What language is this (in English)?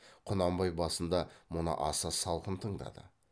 Kazakh